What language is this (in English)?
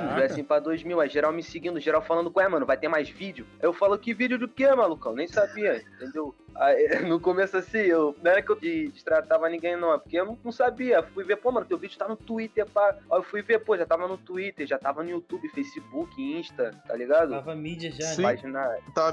Portuguese